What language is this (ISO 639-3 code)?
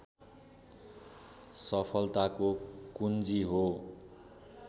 nep